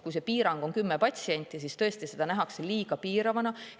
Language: Estonian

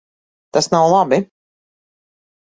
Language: Latvian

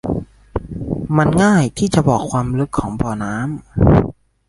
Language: Thai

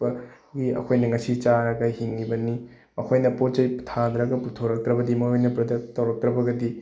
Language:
Manipuri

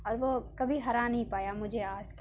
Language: Urdu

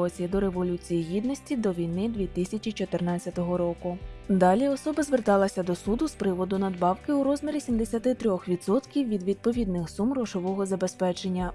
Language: Ukrainian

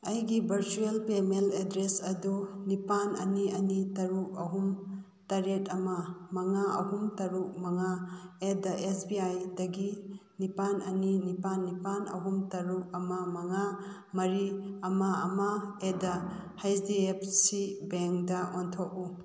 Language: Manipuri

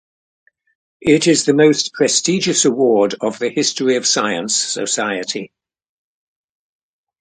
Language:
English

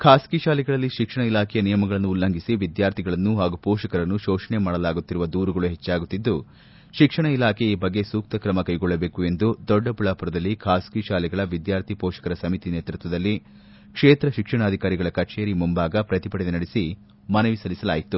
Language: Kannada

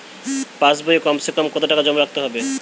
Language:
Bangla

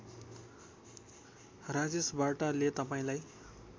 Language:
Nepali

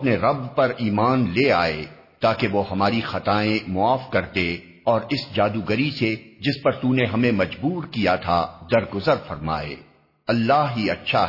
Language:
Urdu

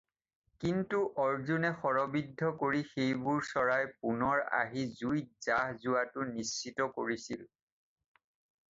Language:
Assamese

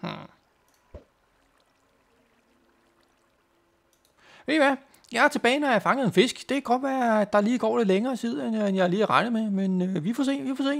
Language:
Danish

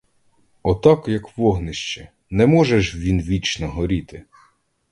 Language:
Ukrainian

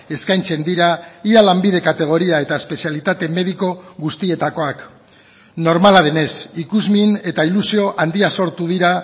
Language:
Basque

